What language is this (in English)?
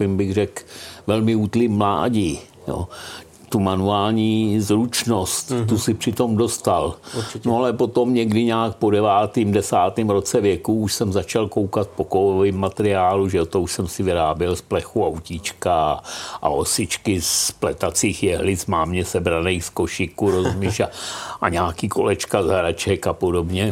Czech